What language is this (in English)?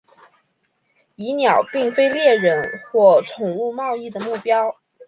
Chinese